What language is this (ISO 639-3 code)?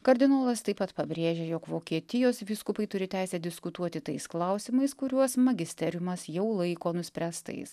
lit